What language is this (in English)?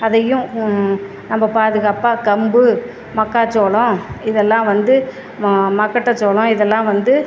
Tamil